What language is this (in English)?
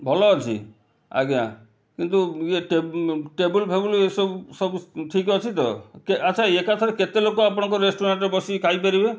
Odia